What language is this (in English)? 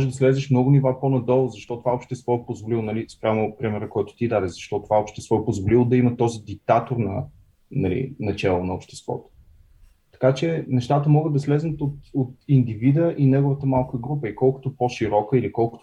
Bulgarian